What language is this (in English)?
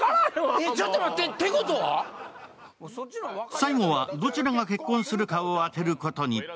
Japanese